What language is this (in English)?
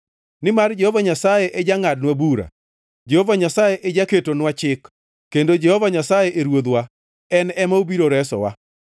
Luo (Kenya and Tanzania)